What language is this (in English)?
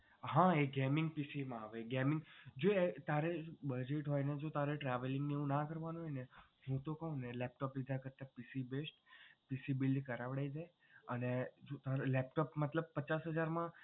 Gujarati